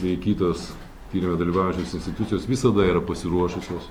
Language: Lithuanian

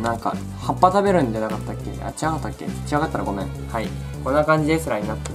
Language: Japanese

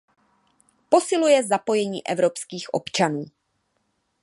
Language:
Czech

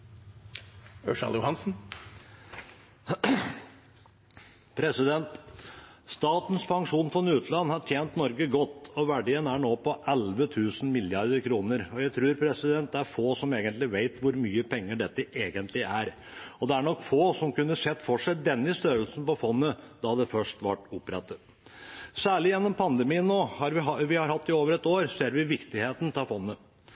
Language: Norwegian Bokmål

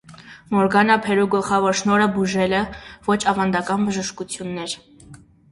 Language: Armenian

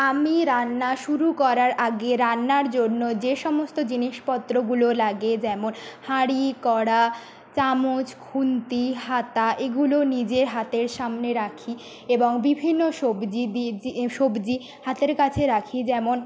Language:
Bangla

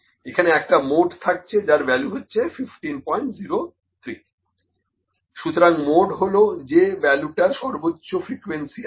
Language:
Bangla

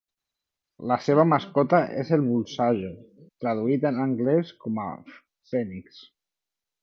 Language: Catalan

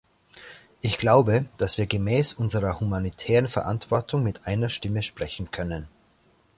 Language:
German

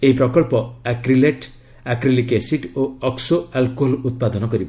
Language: Odia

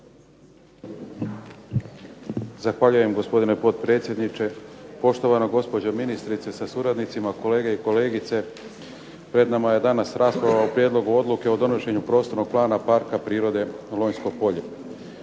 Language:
Croatian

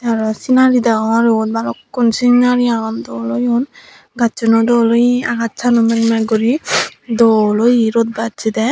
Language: Chakma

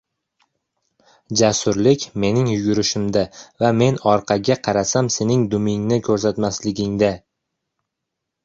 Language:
Uzbek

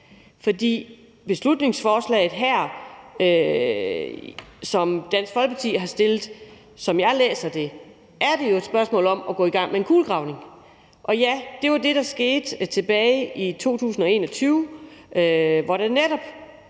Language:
Danish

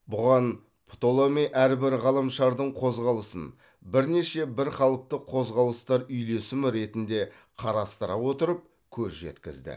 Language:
Kazakh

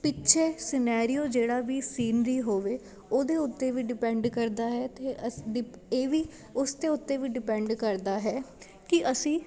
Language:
Punjabi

